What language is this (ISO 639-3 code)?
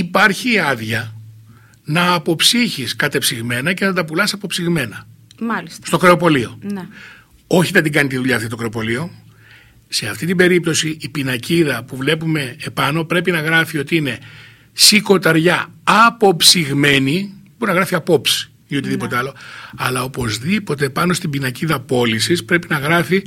ell